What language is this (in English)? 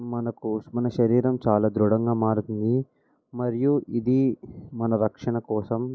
Telugu